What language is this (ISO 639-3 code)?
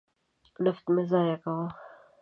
pus